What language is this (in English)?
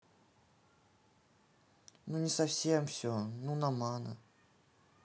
Russian